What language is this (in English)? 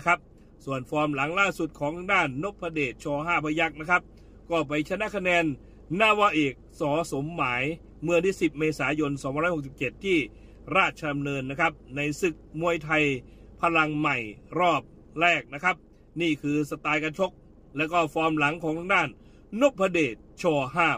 Thai